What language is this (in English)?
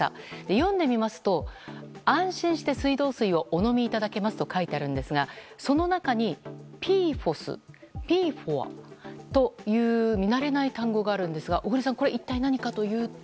Japanese